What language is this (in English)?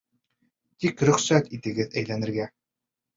Bashkir